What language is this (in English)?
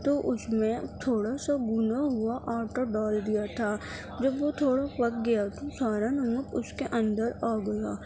Urdu